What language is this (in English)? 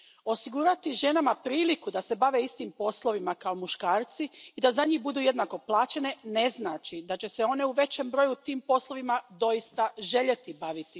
Croatian